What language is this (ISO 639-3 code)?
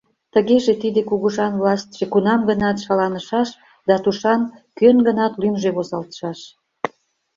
chm